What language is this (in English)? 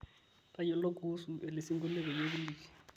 Masai